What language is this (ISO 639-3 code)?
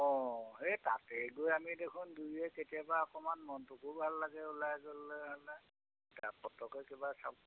asm